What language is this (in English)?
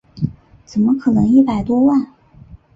Chinese